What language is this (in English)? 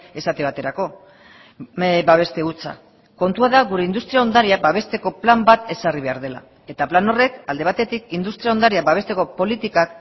Basque